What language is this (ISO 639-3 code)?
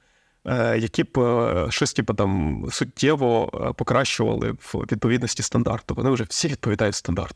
ukr